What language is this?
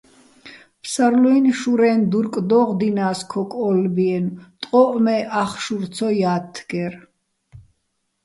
Bats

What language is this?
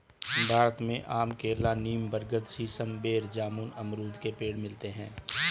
Hindi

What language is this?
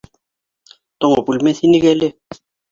Bashkir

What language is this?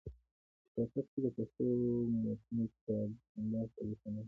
Pashto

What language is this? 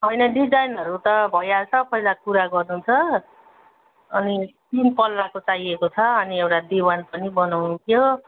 Nepali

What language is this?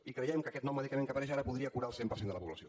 Catalan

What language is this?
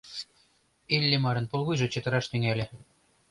Mari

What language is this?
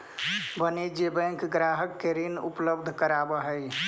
Magahi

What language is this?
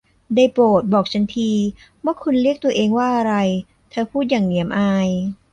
Thai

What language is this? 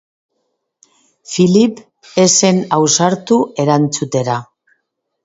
Basque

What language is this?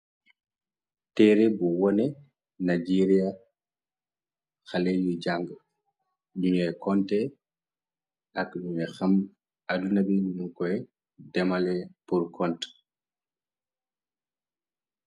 Wolof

